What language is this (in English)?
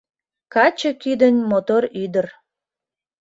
Mari